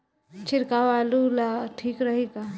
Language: Bhojpuri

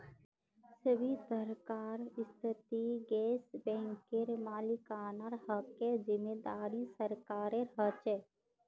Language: Magahi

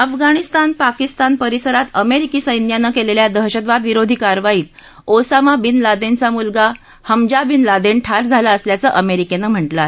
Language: Marathi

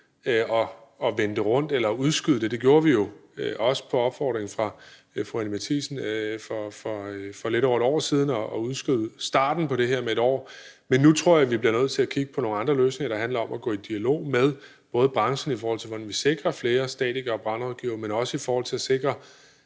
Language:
Danish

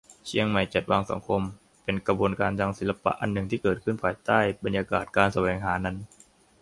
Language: Thai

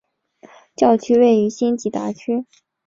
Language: Chinese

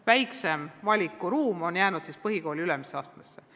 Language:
Estonian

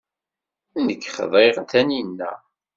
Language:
Kabyle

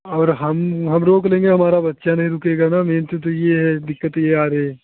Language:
Hindi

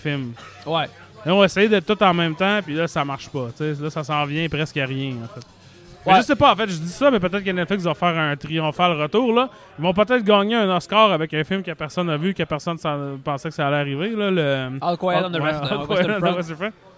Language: French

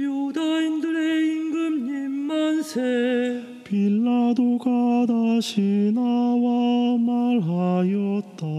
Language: Korean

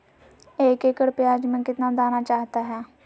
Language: Magahi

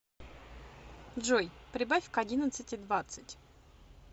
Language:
Russian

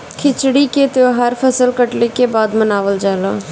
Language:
Bhojpuri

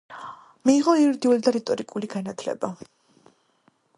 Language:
Georgian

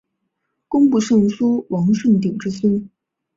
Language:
Chinese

